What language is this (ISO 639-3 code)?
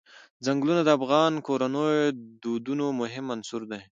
pus